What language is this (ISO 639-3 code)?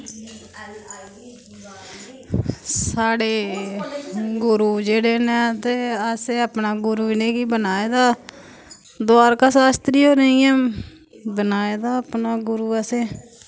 doi